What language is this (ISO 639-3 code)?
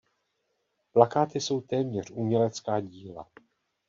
ces